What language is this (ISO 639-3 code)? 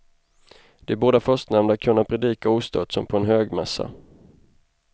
swe